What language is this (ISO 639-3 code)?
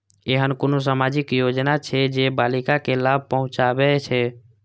mai